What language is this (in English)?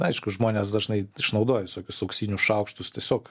Lithuanian